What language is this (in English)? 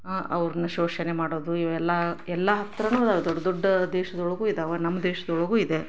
Kannada